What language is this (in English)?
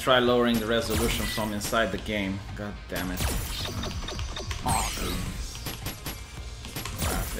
English